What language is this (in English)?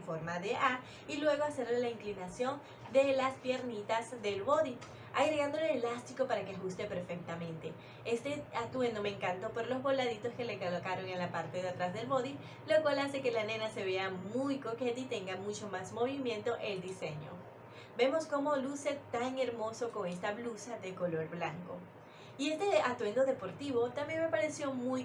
Spanish